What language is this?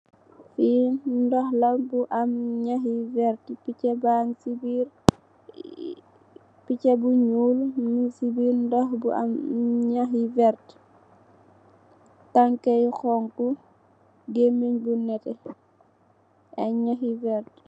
Wolof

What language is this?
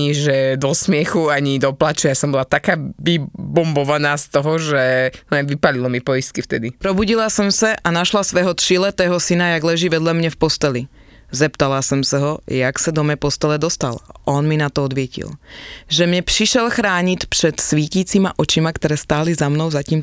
Slovak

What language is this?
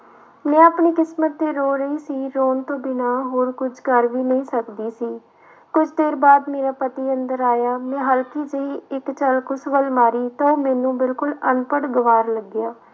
Punjabi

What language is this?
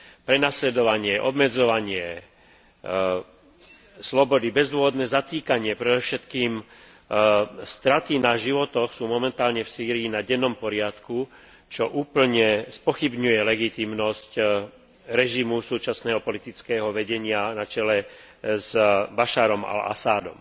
Slovak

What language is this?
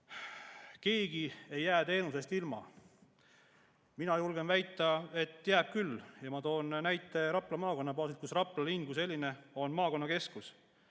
Estonian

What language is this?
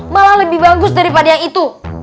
Indonesian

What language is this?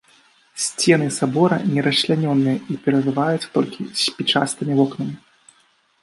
Belarusian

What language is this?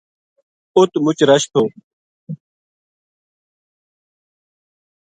Gujari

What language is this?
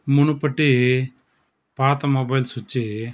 Telugu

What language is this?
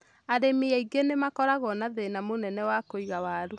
Kikuyu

